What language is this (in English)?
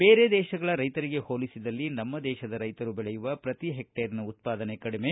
Kannada